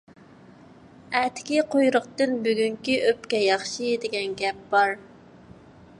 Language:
Uyghur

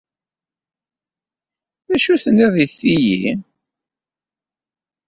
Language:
Kabyle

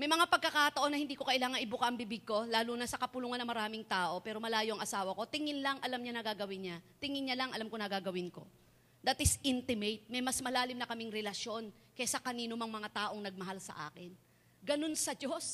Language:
Filipino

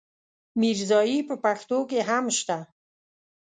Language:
Pashto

